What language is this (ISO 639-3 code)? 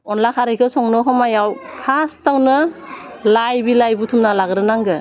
brx